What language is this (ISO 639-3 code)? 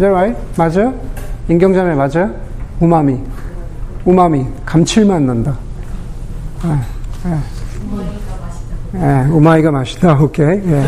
kor